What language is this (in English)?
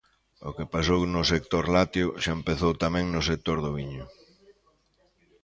Galician